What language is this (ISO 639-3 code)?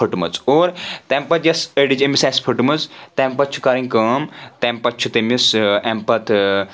kas